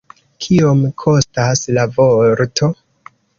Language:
Esperanto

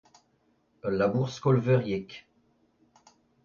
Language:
Breton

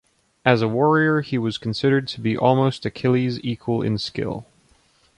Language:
English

